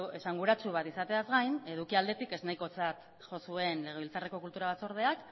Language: Basque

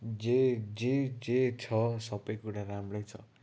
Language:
Nepali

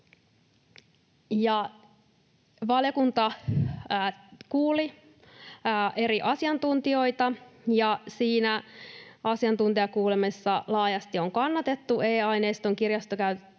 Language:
Finnish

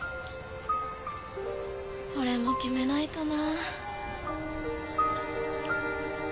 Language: Japanese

